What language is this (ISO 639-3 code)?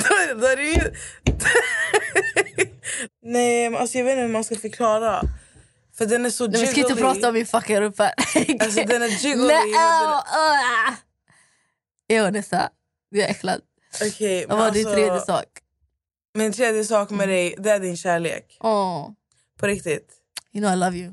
swe